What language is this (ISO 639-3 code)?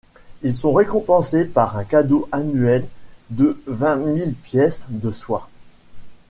fra